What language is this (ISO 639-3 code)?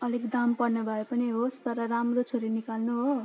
nep